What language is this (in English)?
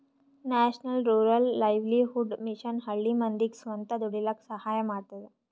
Kannada